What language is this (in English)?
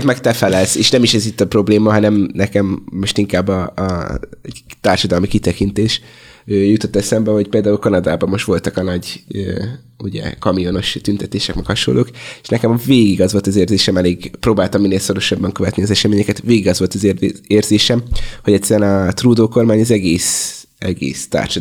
Hungarian